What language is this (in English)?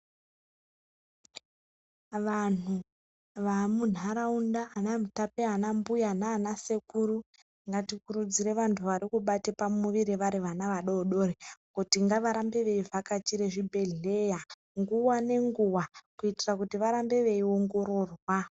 Ndau